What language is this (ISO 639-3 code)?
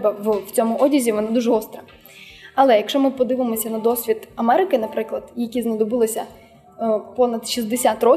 ukr